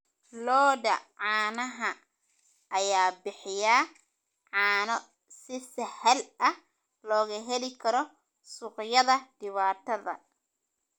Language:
Somali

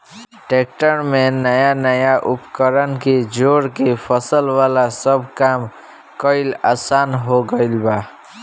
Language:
Bhojpuri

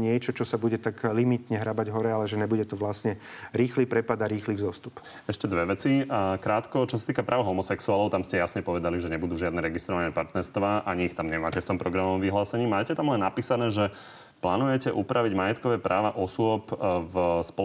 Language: Slovak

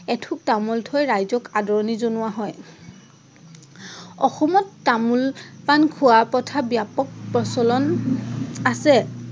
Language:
Assamese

